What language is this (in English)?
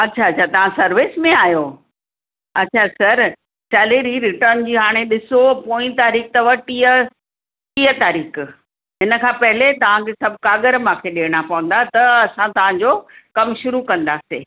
Sindhi